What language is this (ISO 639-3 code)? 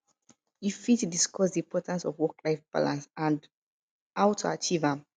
pcm